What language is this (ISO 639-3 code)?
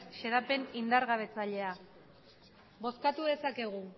eus